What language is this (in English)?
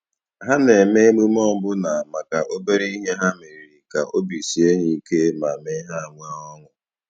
Igbo